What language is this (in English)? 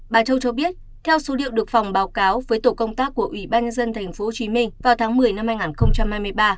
Vietnamese